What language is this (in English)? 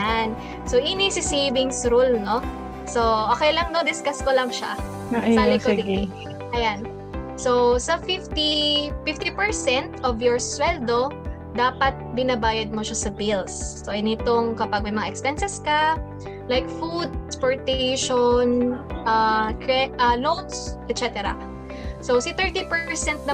Filipino